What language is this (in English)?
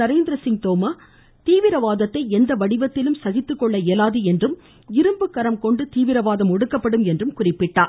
Tamil